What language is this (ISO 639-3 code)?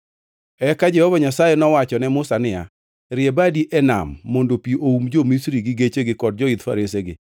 luo